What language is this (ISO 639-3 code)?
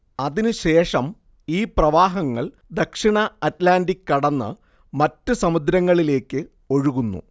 mal